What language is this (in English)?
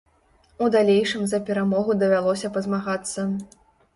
Belarusian